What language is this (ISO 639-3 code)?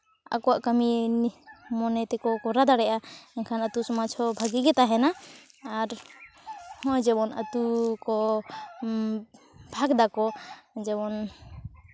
sat